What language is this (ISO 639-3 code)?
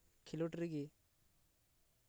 sat